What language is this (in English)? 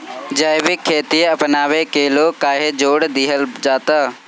Bhojpuri